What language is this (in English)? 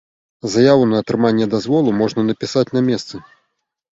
Belarusian